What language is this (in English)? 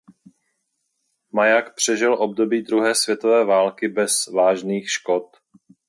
Czech